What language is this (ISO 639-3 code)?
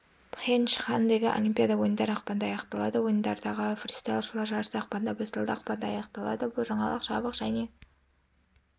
kaz